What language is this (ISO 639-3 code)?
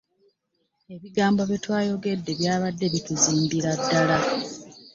lug